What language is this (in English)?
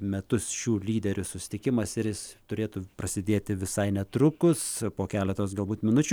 Lithuanian